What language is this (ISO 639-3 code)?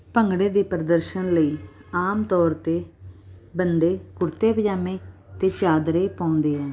pan